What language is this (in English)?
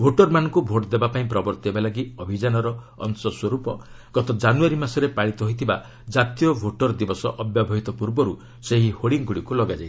Odia